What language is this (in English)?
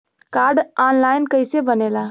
Bhojpuri